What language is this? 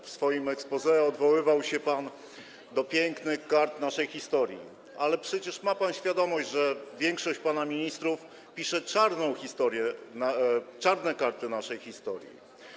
Polish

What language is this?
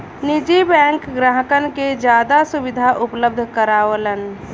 Bhojpuri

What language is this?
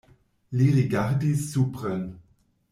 Esperanto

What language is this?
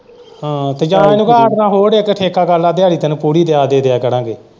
Punjabi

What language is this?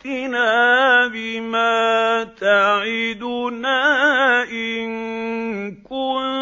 Arabic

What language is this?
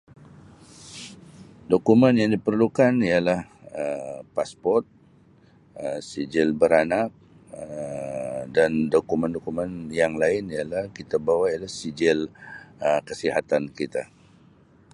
Sabah Malay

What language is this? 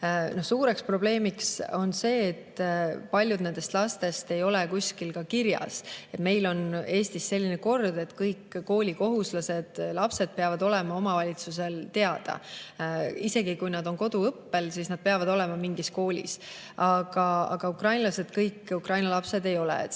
Estonian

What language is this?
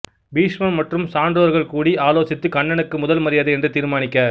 Tamil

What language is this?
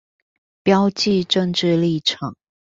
Chinese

